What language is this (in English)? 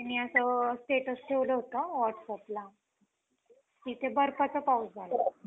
Marathi